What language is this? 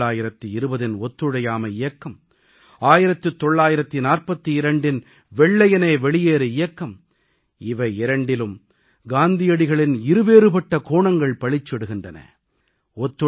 Tamil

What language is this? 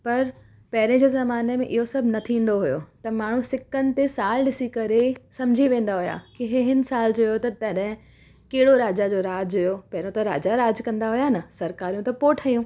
Sindhi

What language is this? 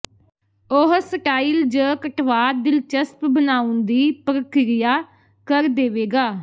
Punjabi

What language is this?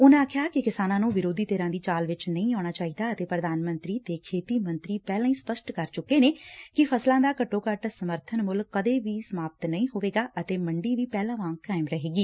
Punjabi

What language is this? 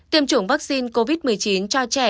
Vietnamese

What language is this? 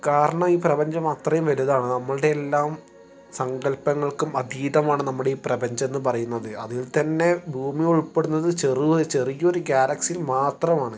Malayalam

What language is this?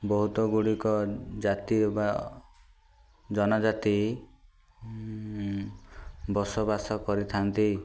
Odia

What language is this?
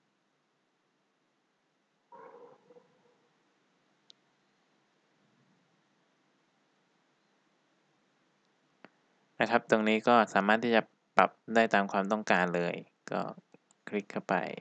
Thai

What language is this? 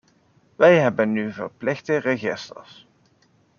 Dutch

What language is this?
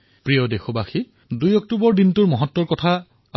Assamese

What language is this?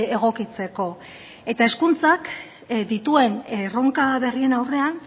Basque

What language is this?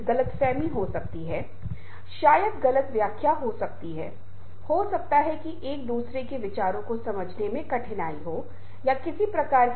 Hindi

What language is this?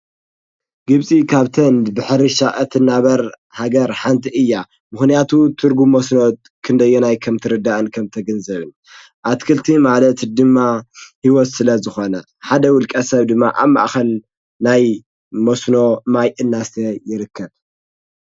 Tigrinya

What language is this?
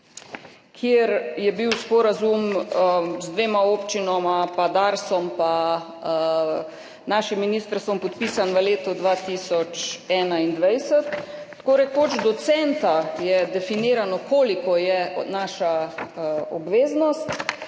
Slovenian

